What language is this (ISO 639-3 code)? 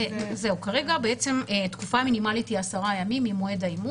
heb